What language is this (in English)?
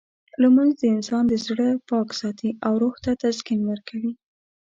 Pashto